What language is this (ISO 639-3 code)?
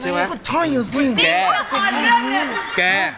tha